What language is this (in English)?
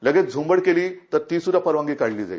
Marathi